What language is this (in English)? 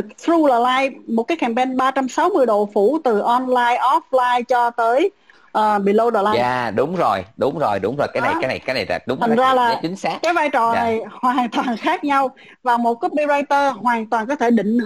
Vietnamese